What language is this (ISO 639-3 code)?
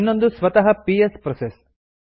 kan